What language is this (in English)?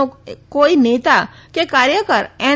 Gujarati